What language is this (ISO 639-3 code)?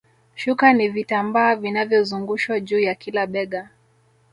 swa